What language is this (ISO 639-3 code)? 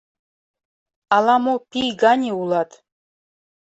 chm